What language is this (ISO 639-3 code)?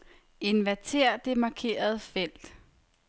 dan